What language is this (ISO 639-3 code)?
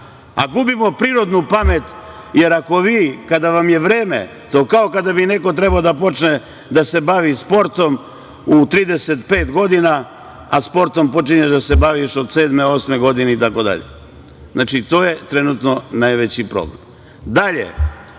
srp